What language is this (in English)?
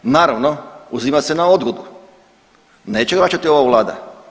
Croatian